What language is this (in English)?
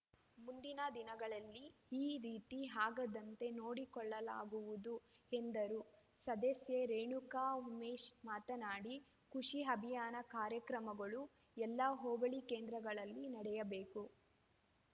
Kannada